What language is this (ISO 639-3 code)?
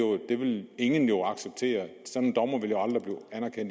dan